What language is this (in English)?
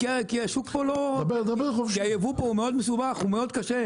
Hebrew